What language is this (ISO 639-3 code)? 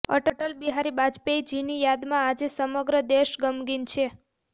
guj